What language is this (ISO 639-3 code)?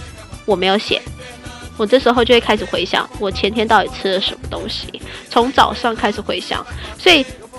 zho